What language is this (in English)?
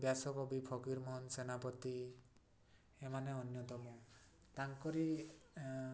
Odia